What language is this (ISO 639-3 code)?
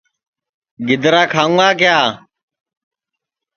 ssi